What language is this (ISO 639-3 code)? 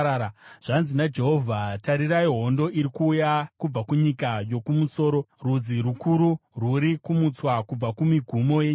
sna